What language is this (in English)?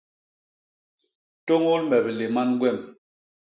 Basaa